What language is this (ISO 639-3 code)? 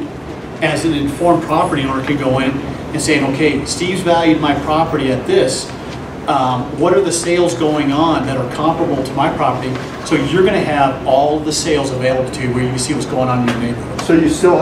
eng